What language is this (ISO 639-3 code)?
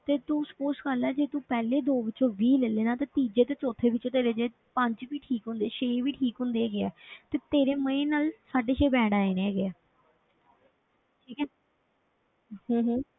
pan